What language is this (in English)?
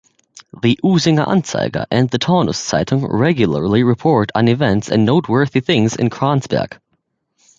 English